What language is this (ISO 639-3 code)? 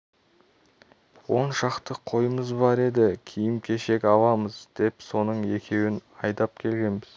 kaz